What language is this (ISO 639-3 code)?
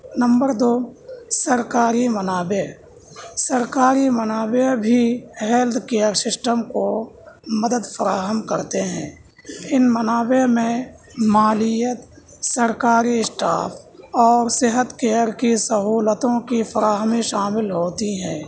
urd